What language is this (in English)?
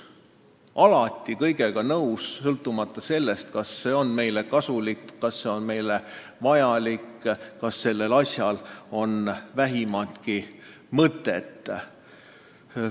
Estonian